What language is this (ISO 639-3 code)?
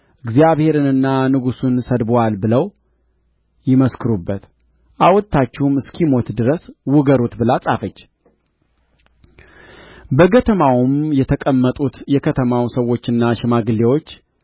amh